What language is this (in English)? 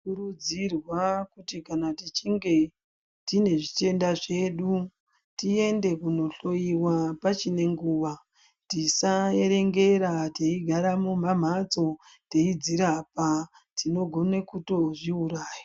Ndau